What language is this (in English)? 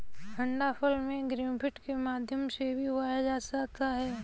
Hindi